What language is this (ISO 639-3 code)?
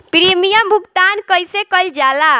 bho